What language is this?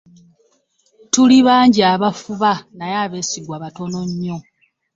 Ganda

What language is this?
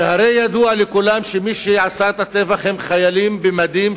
Hebrew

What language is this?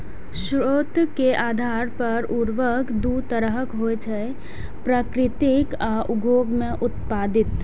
Maithili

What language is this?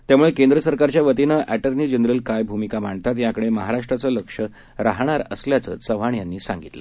Marathi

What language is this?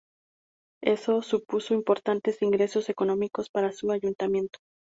Spanish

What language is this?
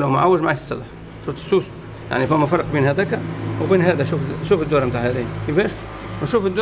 Arabic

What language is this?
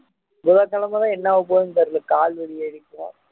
Tamil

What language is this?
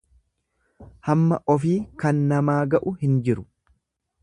Oromo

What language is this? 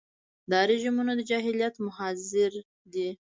Pashto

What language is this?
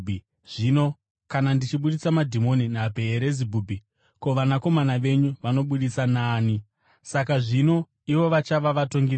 Shona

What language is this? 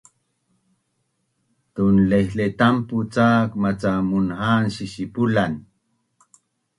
Bunun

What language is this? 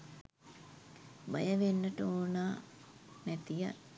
Sinhala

